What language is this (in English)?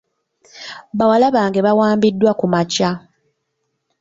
Ganda